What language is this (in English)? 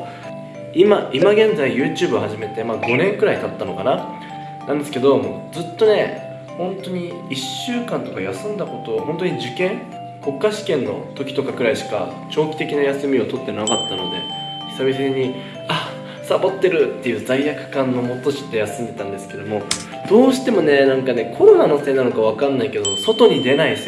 Japanese